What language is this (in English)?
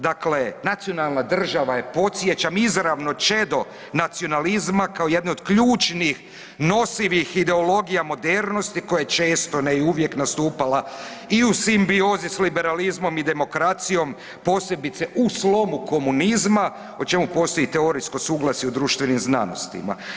Croatian